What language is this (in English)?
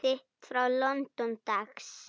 Icelandic